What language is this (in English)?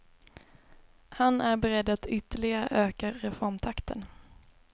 Swedish